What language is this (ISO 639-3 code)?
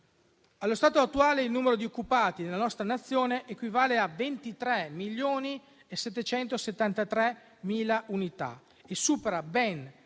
ita